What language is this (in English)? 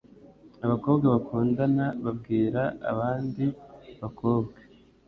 Kinyarwanda